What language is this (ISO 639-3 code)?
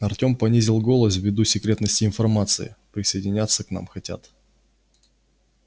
rus